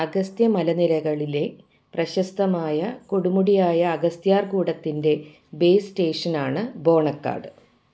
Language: Malayalam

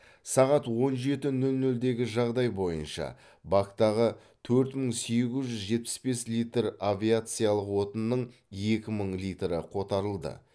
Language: Kazakh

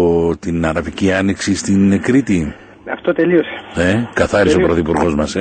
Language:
Greek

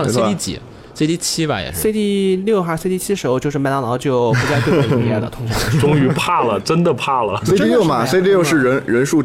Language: Chinese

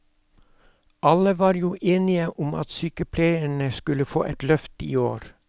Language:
Norwegian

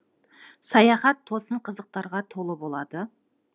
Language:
Kazakh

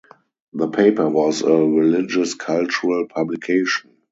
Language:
English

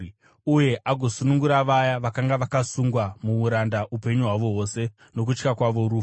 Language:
Shona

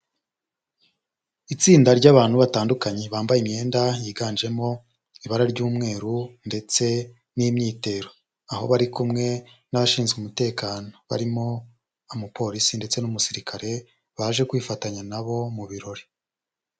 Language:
Kinyarwanda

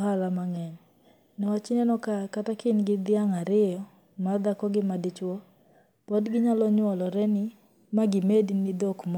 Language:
Luo (Kenya and Tanzania)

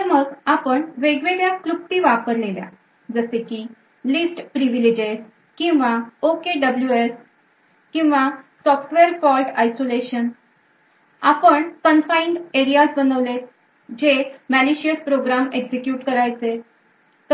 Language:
Marathi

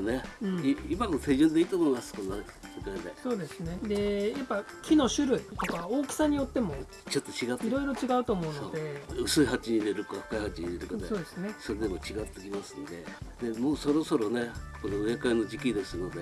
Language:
Japanese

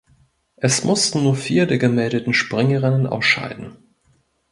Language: German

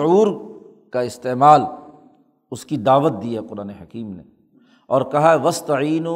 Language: Urdu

